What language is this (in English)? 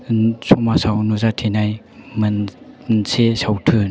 Bodo